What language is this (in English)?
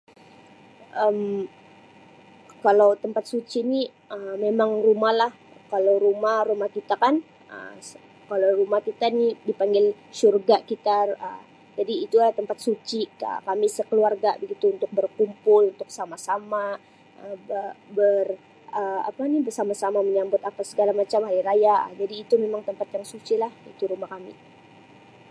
Sabah Malay